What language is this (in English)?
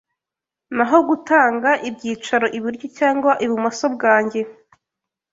Kinyarwanda